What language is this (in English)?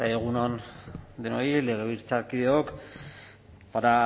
Basque